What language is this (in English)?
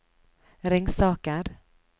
Norwegian